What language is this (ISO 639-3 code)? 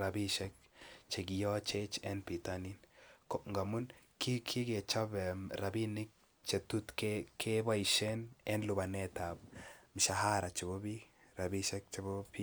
kln